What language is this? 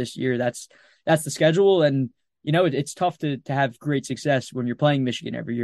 English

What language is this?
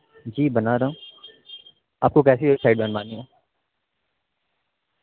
Urdu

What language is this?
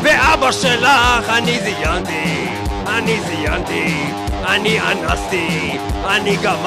Hebrew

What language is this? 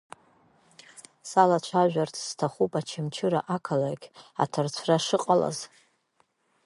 Abkhazian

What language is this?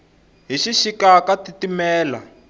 Tsonga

